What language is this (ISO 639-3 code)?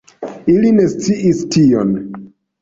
epo